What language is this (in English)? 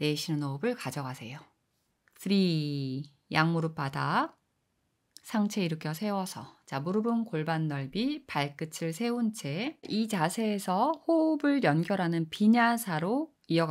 Korean